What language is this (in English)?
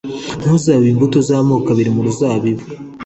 Kinyarwanda